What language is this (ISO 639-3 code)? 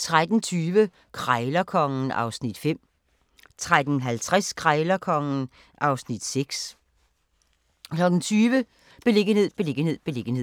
dan